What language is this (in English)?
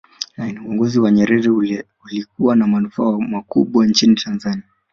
Swahili